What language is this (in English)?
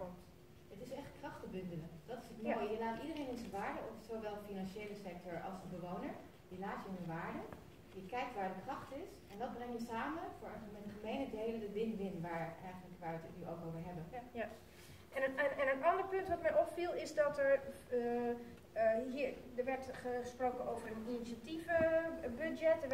Dutch